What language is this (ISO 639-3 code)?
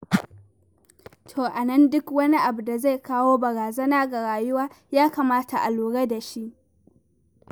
hau